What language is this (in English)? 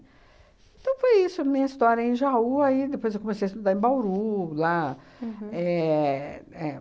Portuguese